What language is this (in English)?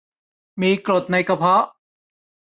Thai